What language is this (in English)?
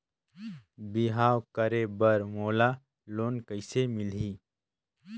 Chhattisgarhi